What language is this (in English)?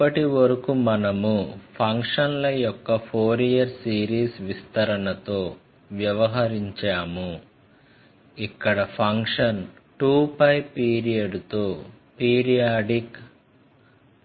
Telugu